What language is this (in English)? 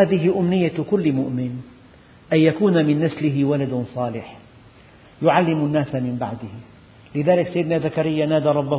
Arabic